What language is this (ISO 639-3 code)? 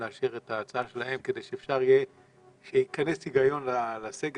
heb